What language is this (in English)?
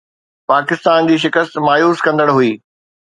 Sindhi